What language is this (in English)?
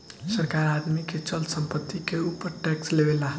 Bhojpuri